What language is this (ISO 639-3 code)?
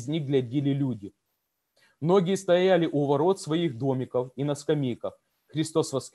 rus